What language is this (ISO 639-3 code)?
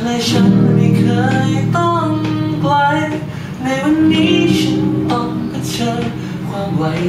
tha